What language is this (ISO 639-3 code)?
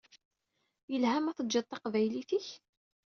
kab